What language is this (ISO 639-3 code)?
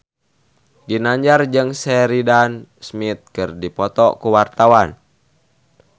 sun